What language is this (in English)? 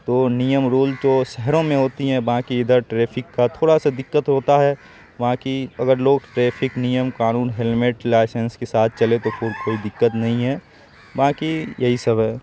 Urdu